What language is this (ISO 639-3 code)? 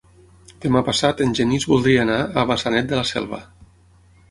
cat